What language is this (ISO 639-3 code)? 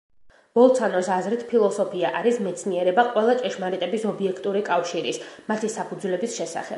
kat